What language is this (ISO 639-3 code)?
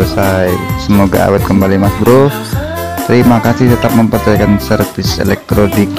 ind